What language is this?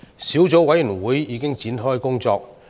Cantonese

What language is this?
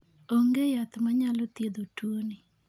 Luo (Kenya and Tanzania)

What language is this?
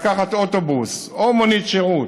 Hebrew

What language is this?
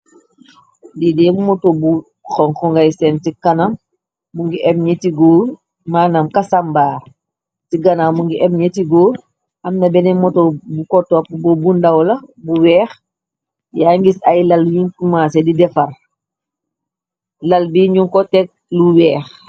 Wolof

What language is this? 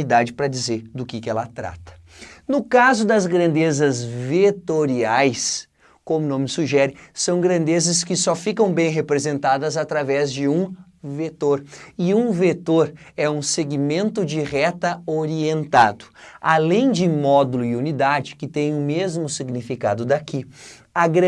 Portuguese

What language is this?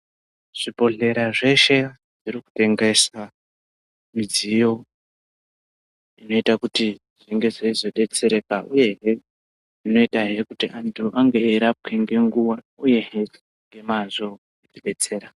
Ndau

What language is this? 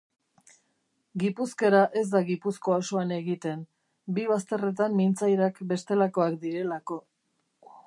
Basque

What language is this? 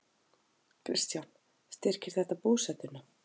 Icelandic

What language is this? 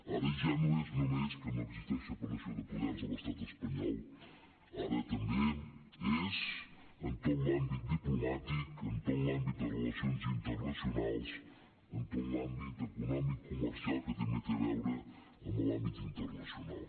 Catalan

